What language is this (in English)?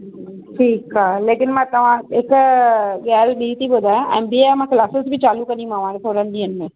Sindhi